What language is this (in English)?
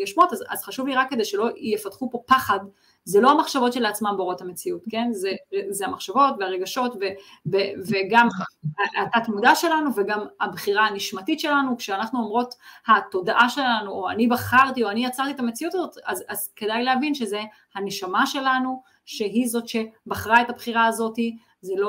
Hebrew